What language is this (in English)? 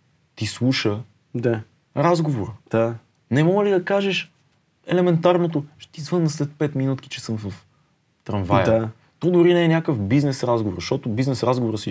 Bulgarian